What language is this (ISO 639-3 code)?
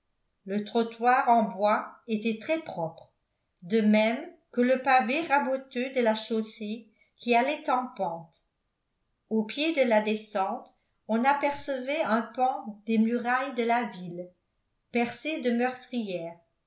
fra